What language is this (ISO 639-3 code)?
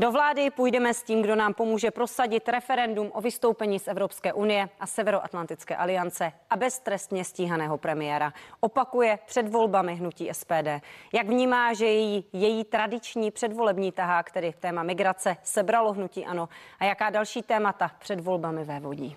ces